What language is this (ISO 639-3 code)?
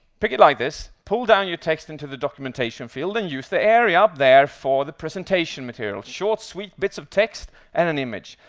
eng